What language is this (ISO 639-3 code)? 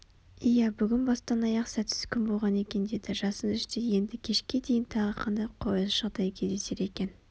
kaz